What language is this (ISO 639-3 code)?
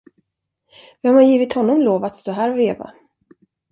swe